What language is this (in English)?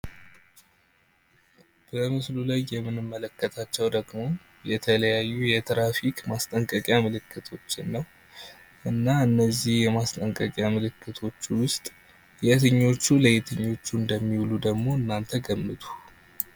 Amharic